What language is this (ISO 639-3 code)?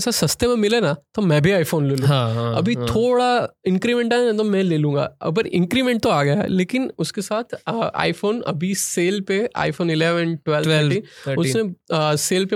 hin